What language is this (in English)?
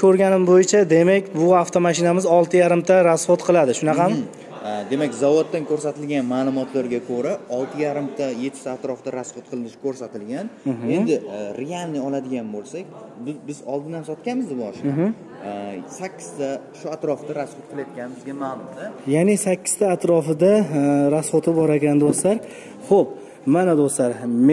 Turkish